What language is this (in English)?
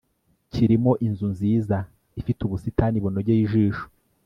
Kinyarwanda